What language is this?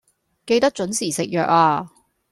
Cantonese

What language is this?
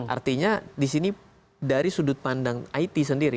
Indonesian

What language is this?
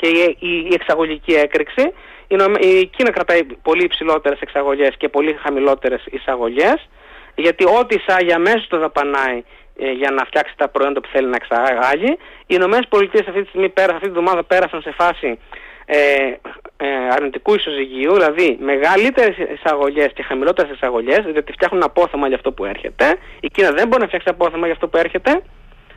Greek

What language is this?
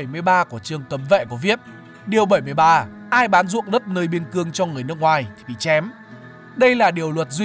Vietnamese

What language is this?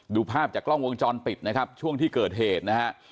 Thai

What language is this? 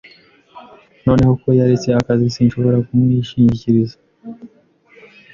Kinyarwanda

